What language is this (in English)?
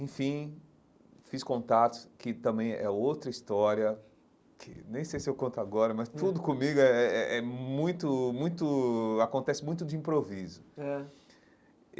Portuguese